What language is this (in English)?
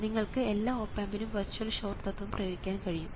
Malayalam